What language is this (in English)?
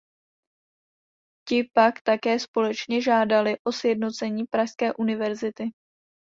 Czech